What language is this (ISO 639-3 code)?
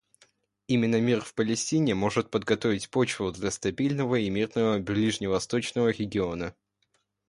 rus